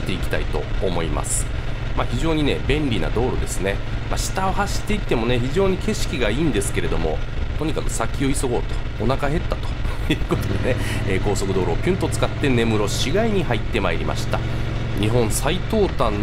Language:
Japanese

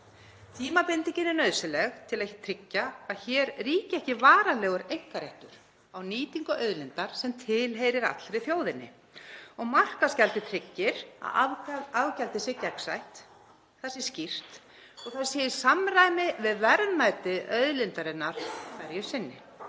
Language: Icelandic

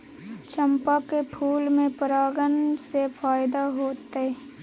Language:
Maithili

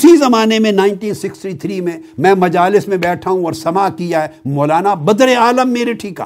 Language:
Urdu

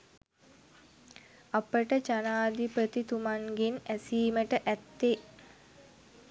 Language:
Sinhala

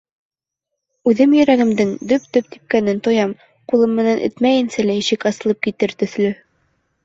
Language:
Bashkir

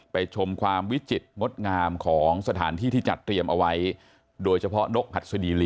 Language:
Thai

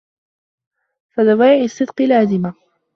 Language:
Arabic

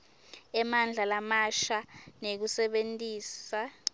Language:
Swati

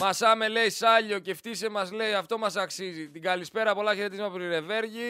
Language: Greek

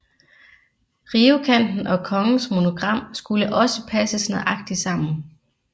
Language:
Danish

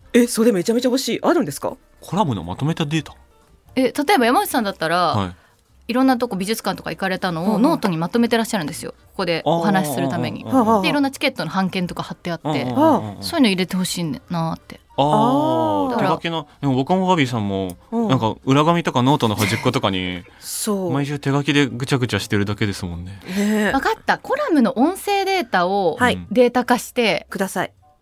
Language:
Japanese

